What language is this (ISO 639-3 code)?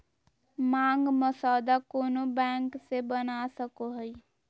mag